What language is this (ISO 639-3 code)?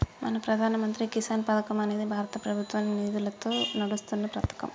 tel